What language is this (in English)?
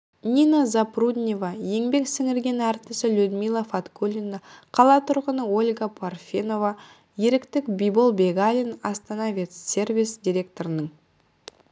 Kazakh